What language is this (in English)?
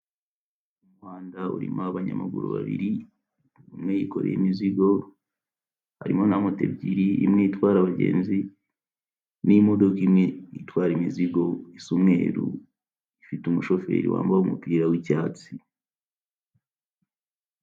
Kinyarwanda